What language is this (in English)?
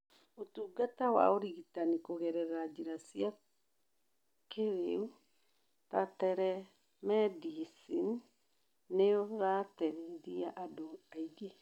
Kikuyu